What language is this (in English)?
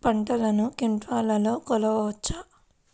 Telugu